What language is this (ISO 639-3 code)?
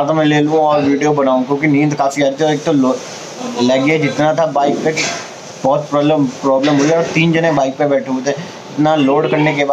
hin